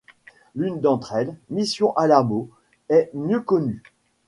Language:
French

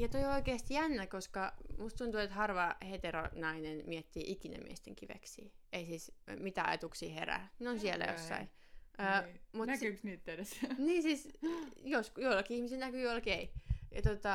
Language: Finnish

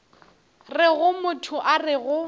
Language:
Northern Sotho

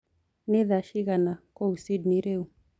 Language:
Kikuyu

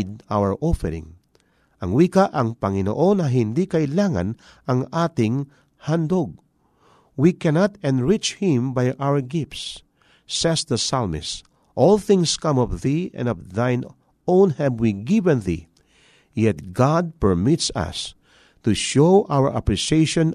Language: Filipino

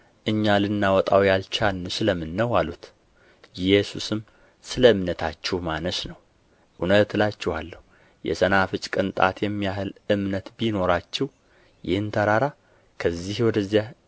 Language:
Amharic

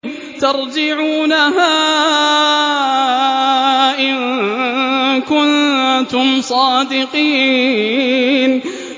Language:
Arabic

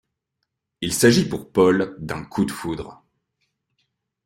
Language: French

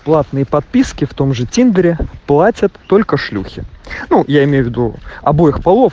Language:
Russian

